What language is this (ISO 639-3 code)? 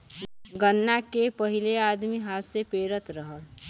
bho